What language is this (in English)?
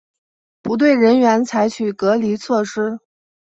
Chinese